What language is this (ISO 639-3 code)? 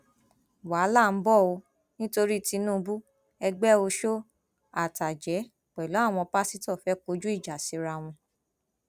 yor